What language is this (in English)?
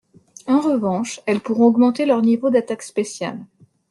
French